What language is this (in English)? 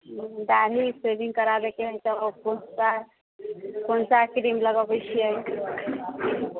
Maithili